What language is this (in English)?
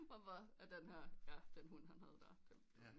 Danish